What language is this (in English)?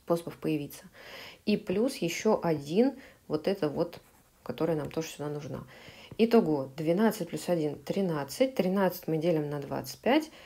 Russian